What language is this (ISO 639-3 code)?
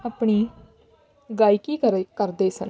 pan